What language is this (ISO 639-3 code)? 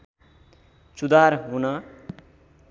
nep